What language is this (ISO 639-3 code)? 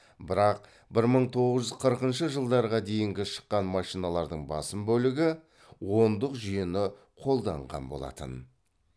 kaz